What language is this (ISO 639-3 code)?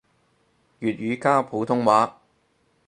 yue